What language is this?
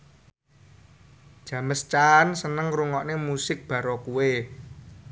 Javanese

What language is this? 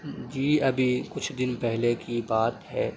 Urdu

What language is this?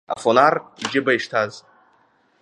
Abkhazian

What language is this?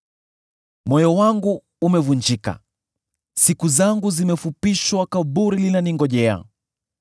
Swahili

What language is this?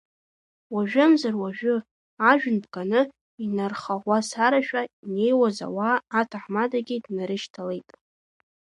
Abkhazian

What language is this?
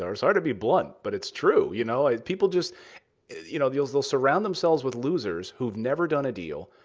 English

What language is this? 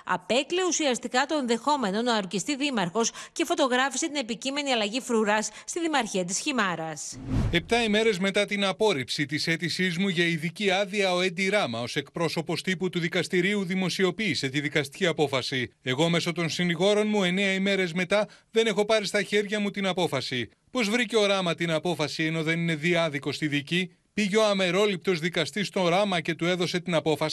Greek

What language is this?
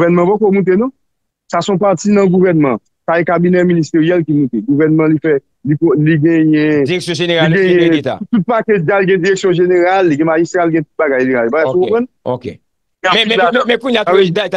French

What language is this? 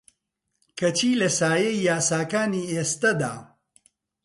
Central Kurdish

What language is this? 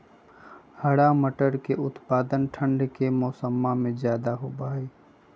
Magahi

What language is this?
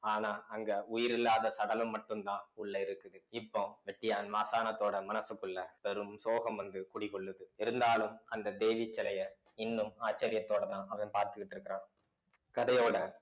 Tamil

